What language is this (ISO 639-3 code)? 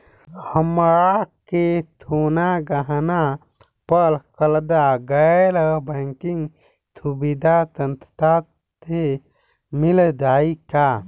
bho